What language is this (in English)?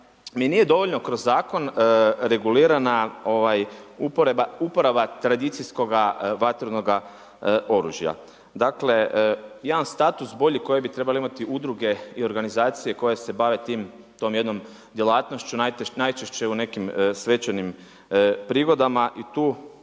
Croatian